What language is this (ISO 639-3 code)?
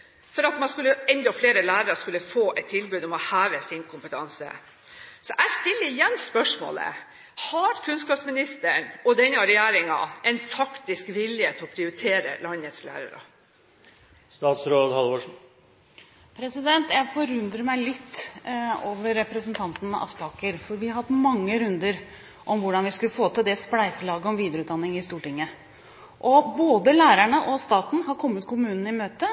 nob